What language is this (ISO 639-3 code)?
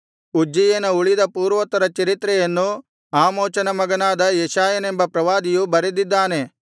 kan